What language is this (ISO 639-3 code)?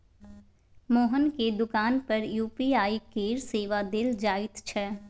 mai